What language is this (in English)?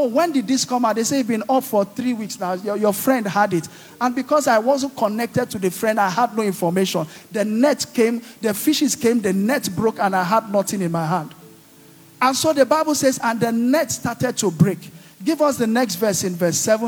English